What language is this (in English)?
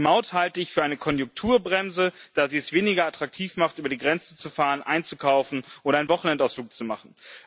German